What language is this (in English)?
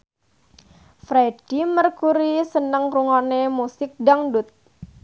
Javanese